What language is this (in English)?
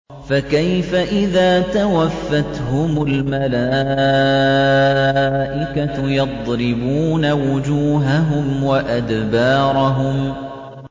Arabic